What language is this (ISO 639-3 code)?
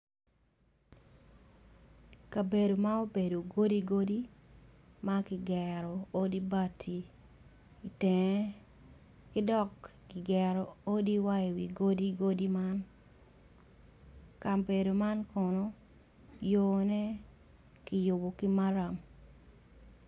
ach